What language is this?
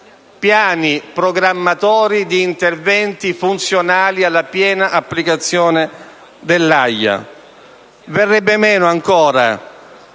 Italian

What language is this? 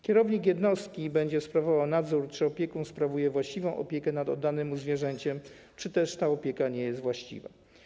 Polish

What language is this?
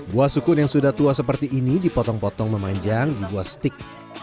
Indonesian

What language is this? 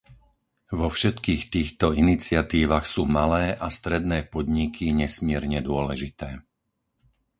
Slovak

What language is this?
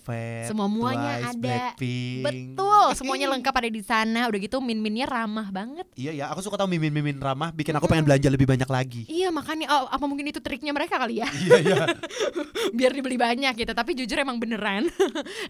Indonesian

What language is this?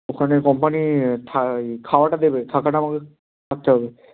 Bangla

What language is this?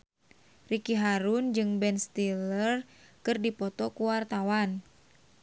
Sundanese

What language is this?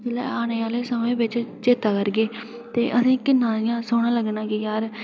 Dogri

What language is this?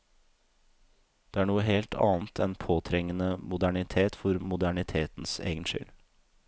Norwegian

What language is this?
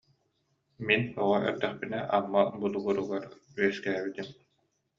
Yakut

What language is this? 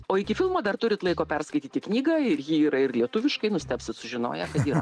Lithuanian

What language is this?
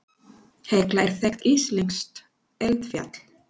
Icelandic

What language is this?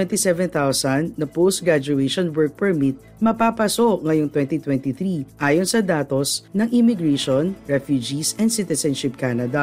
Filipino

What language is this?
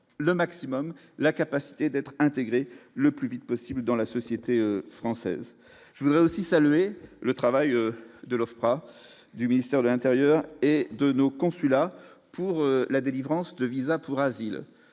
French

